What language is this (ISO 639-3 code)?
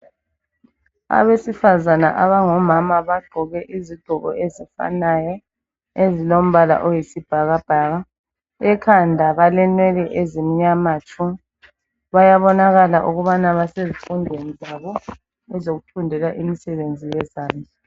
nde